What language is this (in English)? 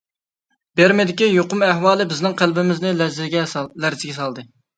Uyghur